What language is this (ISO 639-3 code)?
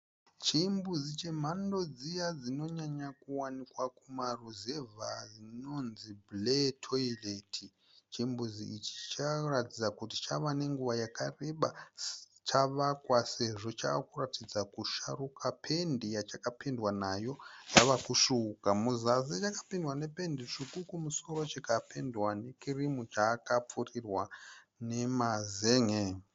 sna